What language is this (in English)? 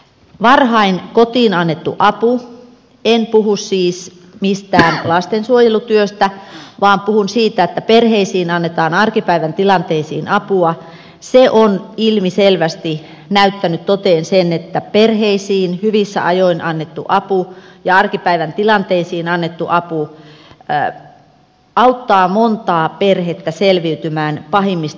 Finnish